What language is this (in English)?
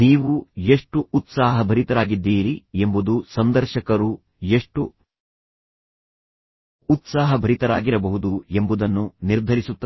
Kannada